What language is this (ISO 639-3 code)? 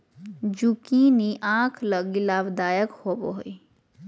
mag